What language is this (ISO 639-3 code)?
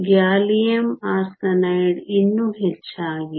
kan